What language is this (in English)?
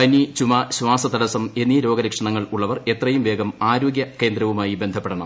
Malayalam